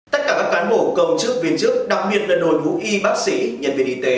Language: Vietnamese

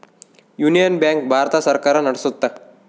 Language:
Kannada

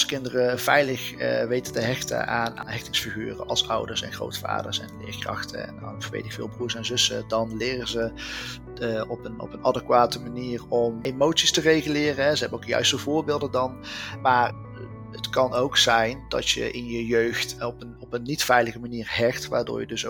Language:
Dutch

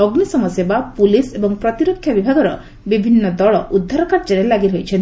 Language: Odia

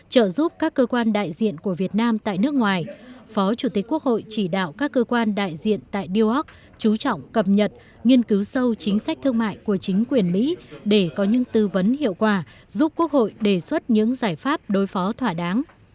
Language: Vietnamese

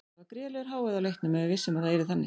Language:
Icelandic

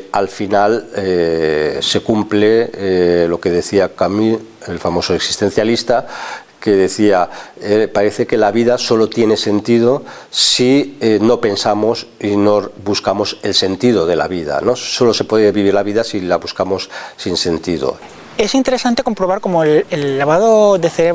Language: Spanish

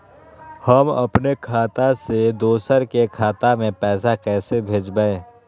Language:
Magahi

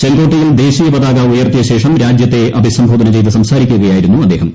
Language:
Malayalam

